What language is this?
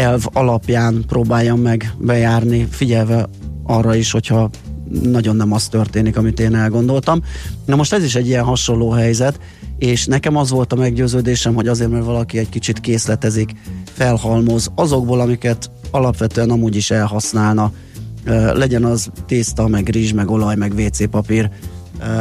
Hungarian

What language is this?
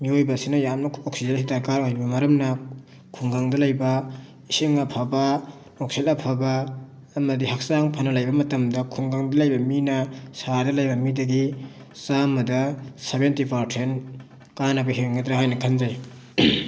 Manipuri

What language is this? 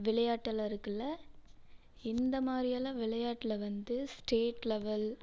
Tamil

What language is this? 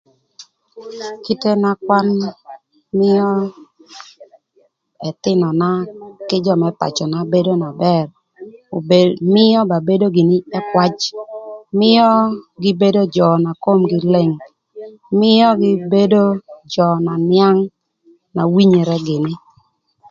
Thur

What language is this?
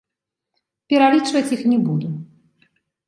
Belarusian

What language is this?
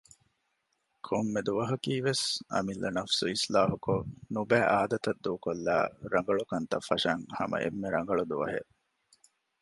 Divehi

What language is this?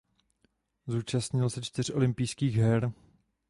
Czech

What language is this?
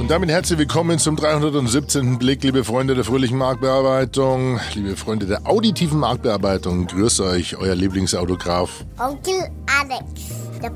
German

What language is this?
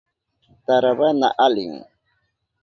Southern Pastaza Quechua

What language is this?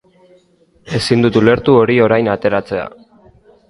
Basque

